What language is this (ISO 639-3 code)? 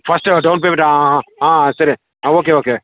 kan